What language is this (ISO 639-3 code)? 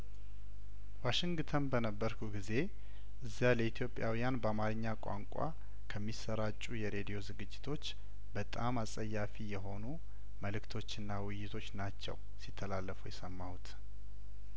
amh